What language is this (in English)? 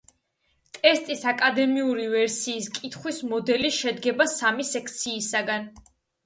Georgian